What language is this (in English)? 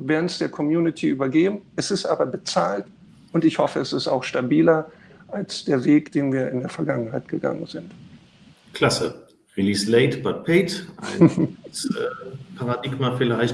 German